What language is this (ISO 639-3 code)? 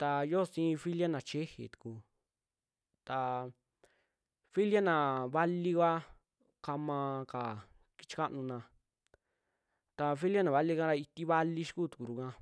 jmx